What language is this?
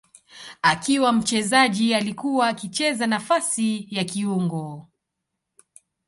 Swahili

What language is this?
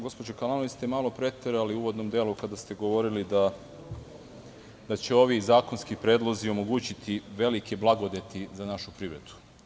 Serbian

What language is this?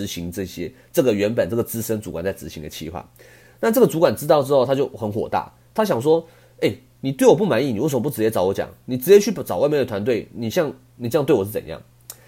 Chinese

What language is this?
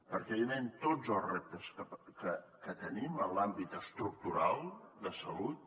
Catalan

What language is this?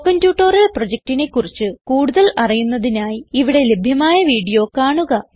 Malayalam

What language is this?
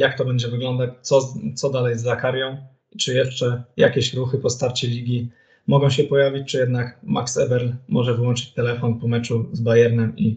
Polish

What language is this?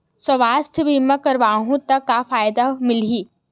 Chhattisgarhi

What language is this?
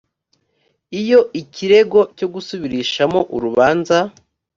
Kinyarwanda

